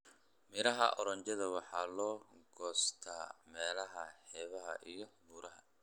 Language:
Somali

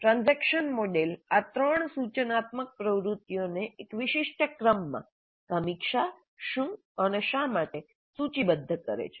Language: Gujarati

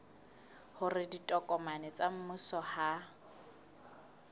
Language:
Southern Sotho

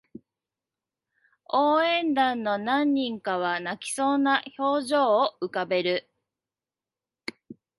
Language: Japanese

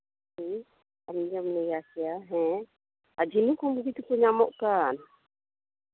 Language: Santali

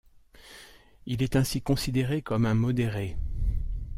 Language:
French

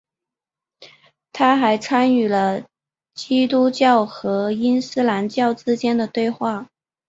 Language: Chinese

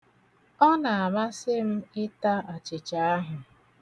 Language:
Igbo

